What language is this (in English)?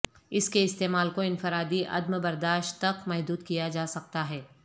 Urdu